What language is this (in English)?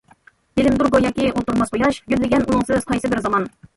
Uyghur